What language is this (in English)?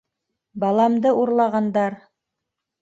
Bashkir